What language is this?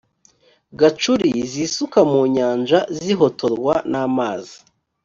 Kinyarwanda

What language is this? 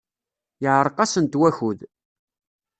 Kabyle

